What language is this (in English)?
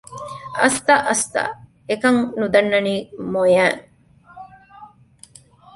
Divehi